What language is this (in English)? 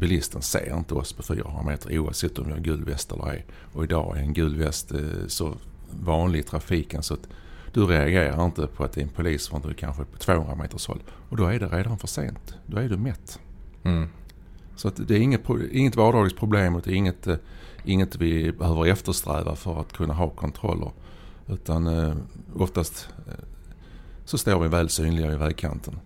Swedish